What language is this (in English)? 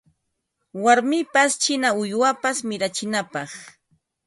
Ambo-Pasco Quechua